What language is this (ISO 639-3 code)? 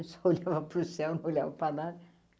por